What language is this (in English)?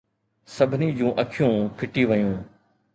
Sindhi